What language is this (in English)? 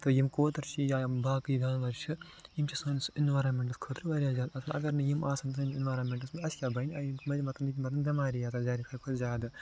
Kashmiri